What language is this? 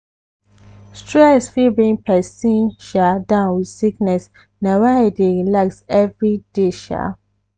Nigerian Pidgin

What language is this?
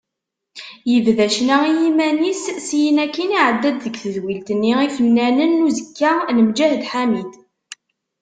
Kabyle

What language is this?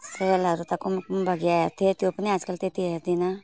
Nepali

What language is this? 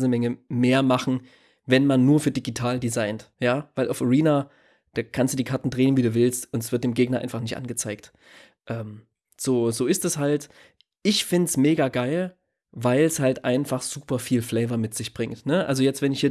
German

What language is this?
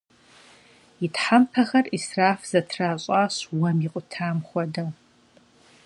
Kabardian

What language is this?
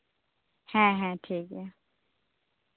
Santali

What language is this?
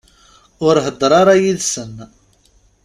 Kabyle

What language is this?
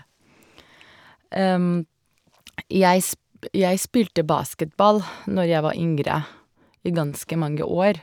Norwegian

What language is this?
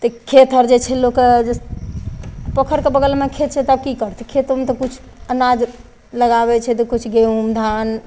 Maithili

